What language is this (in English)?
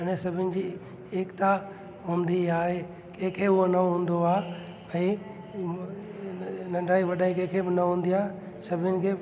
Sindhi